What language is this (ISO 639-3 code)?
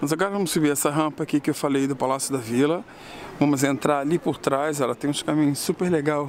por